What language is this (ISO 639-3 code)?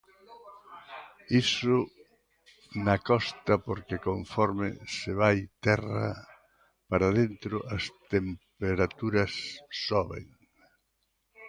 glg